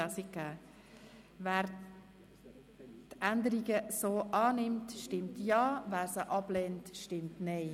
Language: Swiss German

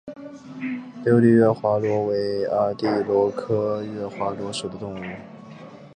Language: Chinese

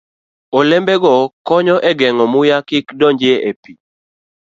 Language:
Luo (Kenya and Tanzania)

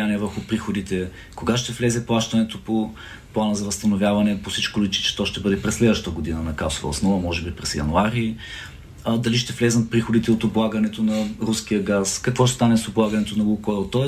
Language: Bulgarian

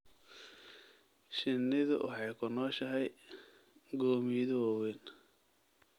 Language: Somali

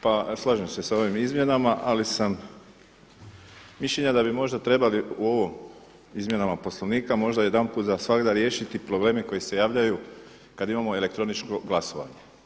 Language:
Croatian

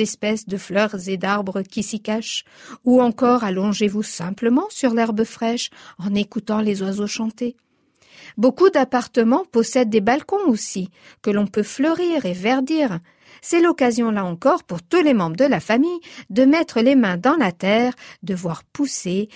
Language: French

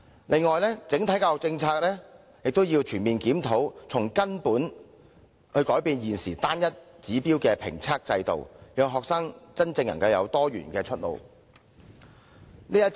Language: Cantonese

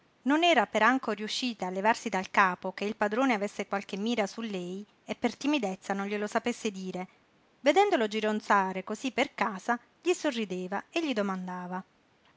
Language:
Italian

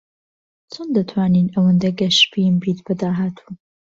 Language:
Central Kurdish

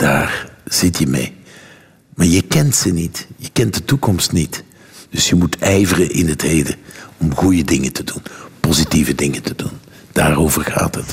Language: Dutch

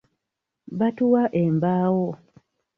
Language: Ganda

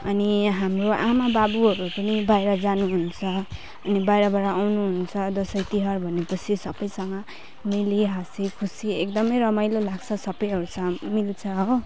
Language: Nepali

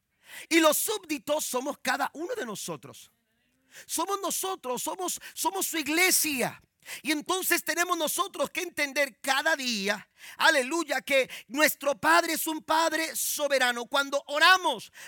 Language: Spanish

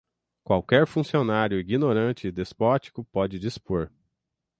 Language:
Portuguese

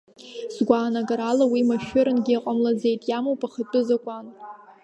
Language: Abkhazian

